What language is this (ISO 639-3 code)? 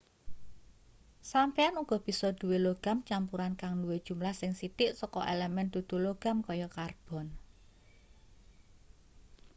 jav